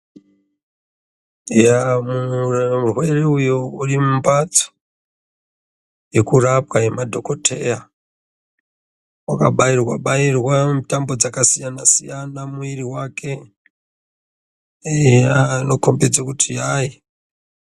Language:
Ndau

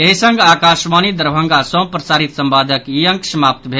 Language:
Maithili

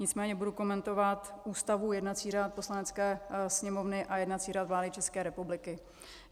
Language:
Czech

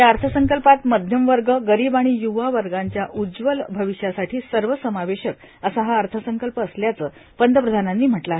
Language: Marathi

